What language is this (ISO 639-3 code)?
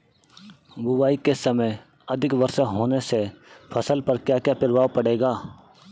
hin